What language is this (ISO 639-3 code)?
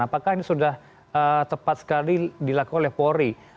ind